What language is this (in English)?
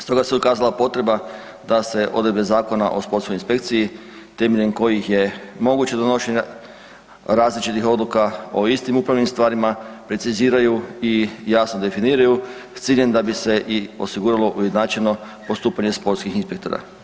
Croatian